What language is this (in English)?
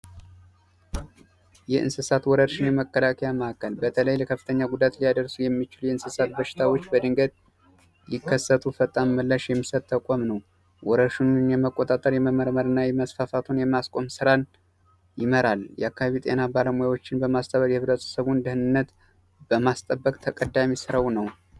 Amharic